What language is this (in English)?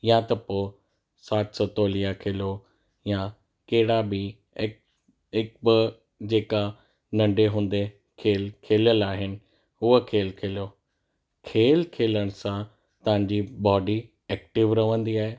Sindhi